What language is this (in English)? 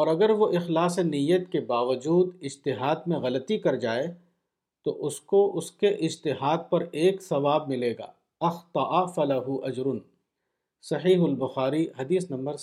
Urdu